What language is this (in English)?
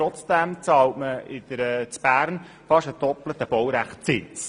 Swiss German